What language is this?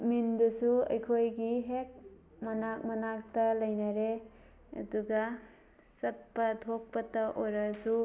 Manipuri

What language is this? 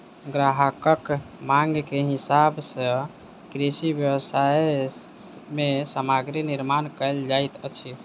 Maithili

